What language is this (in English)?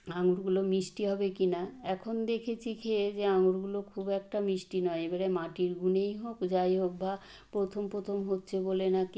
Bangla